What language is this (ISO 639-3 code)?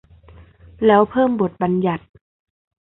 tha